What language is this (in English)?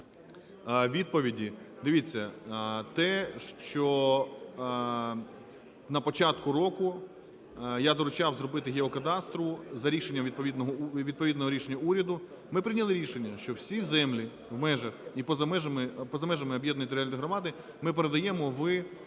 Ukrainian